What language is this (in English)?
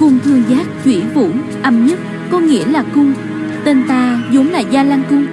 Vietnamese